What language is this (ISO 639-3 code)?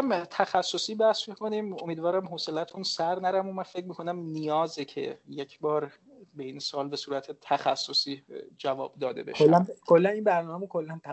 fas